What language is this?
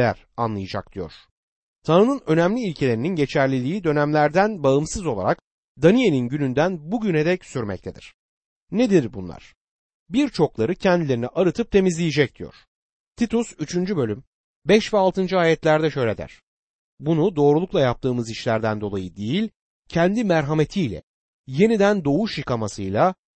Turkish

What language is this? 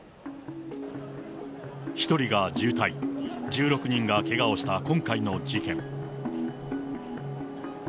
Japanese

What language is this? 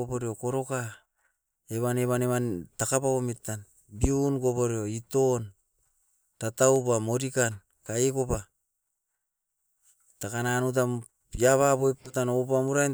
Askopan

